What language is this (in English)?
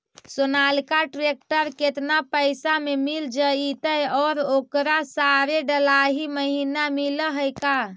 Magahi